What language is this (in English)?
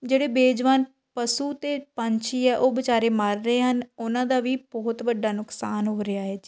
Punjabi